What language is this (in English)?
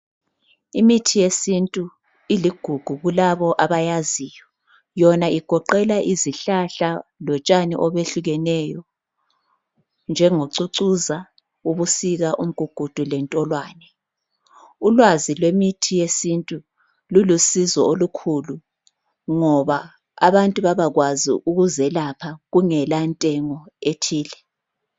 North Ndebele